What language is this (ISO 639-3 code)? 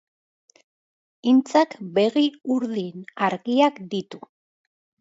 eus